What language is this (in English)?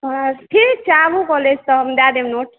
Maithili